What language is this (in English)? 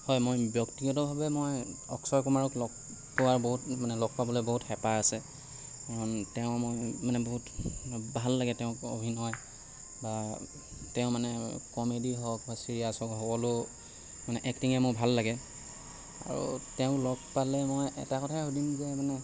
Assamese